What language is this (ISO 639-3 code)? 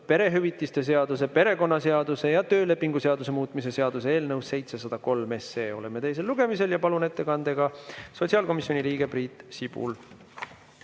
est